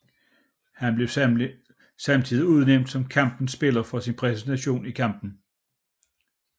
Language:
Danish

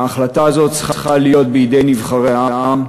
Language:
Hebrew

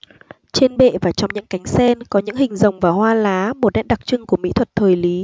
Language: Vietnamese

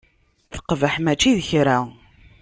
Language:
Kabyle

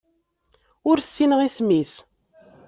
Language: Kabyle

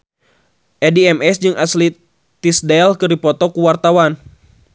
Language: Sundanese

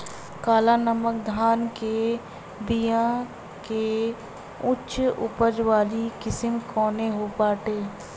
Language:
Bhojpuri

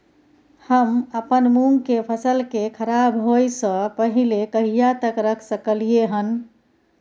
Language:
Maithili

